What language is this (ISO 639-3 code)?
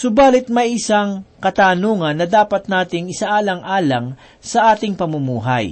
fil